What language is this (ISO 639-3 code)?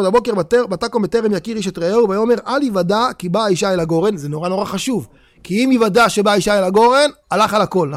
heb